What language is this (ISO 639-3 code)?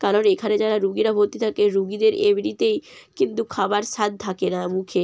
ben